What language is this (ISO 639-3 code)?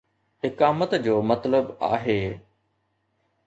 snd